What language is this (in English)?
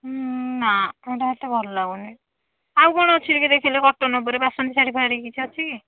Odia